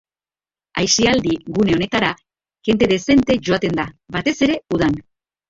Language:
Basque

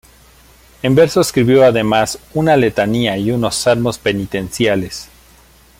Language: Spanish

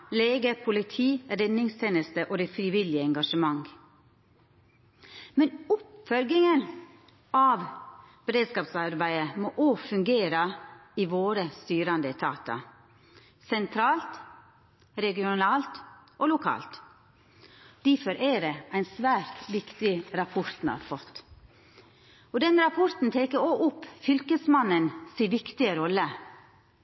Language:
Norwegian Nynorsk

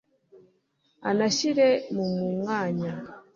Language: Kinyarwanda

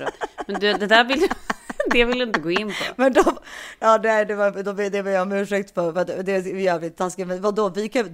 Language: Swedish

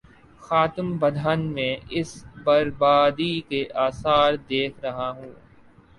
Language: Urdu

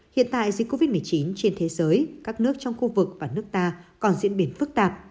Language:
Vietnamese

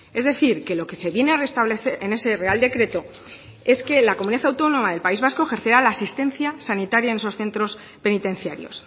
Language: Spanish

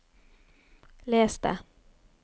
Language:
Norwegian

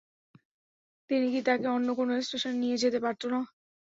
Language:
Bangla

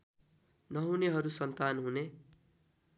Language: Nepali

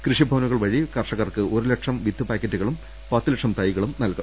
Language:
Malayalam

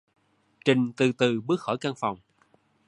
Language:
Vietnamese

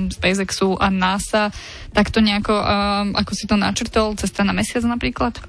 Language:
Slovak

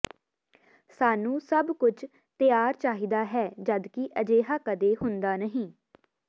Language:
Punjabi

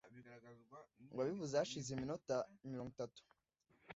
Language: Kinyarwanda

